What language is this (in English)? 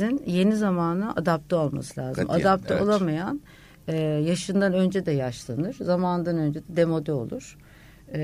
Turkish